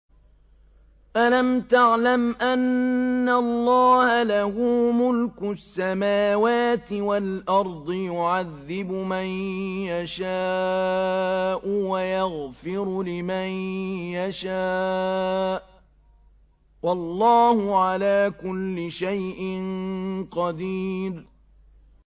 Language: Arabic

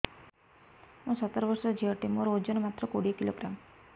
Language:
Odia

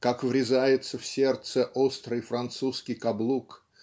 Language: Russian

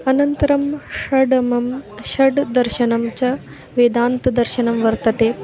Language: Sanskrit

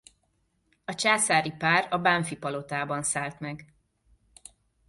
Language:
Hungarian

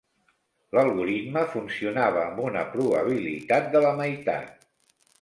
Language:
Catalan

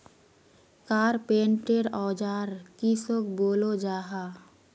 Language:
Magahi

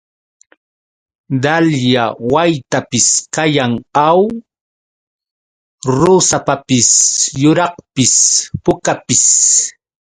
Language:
Yauyos Quechua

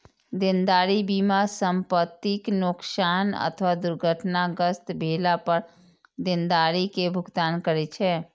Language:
Maithili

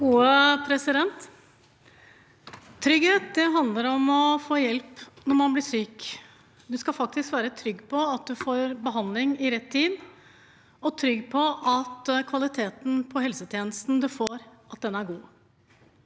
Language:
Norwegian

